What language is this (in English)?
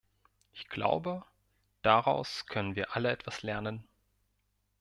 German